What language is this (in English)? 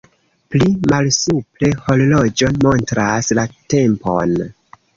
Esperanto